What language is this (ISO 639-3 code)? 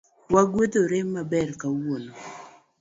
luo